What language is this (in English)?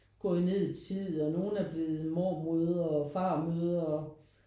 Danish